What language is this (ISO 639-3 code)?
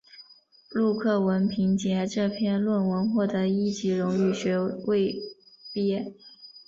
zho